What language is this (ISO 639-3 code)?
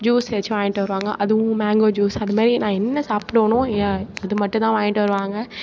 tam